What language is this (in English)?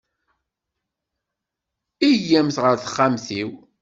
Kabyle